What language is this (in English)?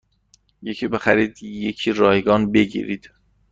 Persian